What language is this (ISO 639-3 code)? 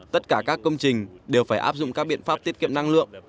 vie